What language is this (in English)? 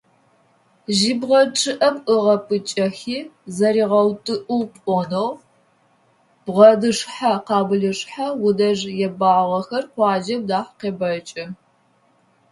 Adyghe